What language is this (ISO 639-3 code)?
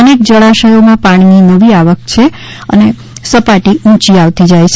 guj